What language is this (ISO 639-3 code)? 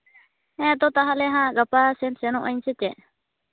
sat